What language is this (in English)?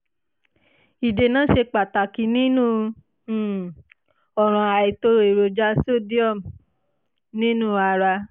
Yoruba